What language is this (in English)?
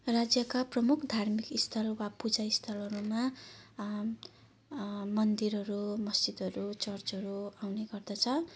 Nepali